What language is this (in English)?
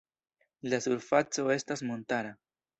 Esperanto